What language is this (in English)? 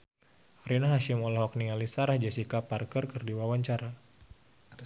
Sundanese